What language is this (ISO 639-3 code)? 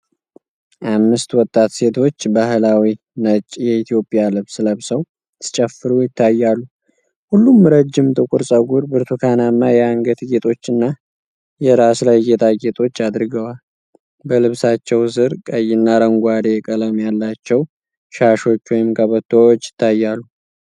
amh